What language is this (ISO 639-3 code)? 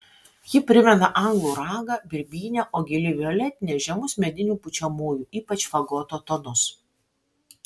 lit